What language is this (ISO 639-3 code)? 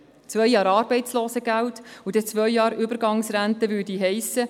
gsw